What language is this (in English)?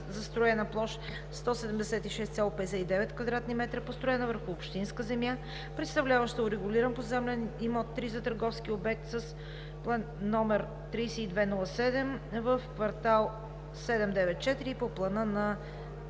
Bulgarian